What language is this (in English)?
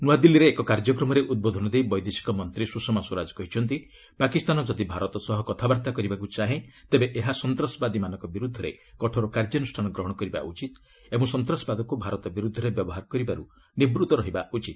Odia